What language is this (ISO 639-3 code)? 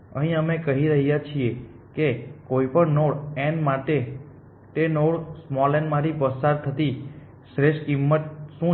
guj